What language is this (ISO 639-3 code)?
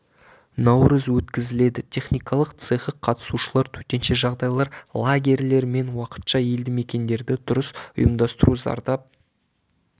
kaz